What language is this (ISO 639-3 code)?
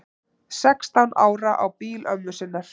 isl